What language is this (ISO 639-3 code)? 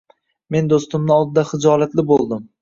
uzb